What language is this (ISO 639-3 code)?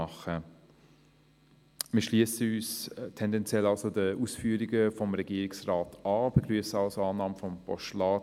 gsw